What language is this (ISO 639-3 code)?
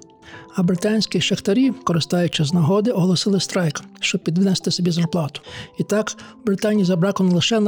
ukr